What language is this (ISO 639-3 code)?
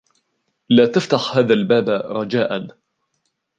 ara